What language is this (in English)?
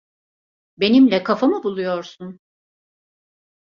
Turkish